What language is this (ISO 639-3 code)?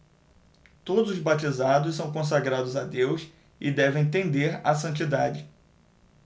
por